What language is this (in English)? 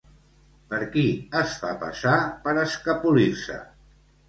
Catalan